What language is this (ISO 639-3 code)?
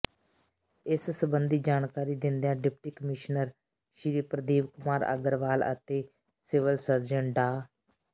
pan